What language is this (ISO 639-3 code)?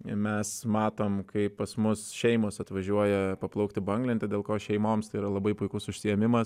lit